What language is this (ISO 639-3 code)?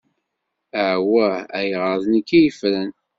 kab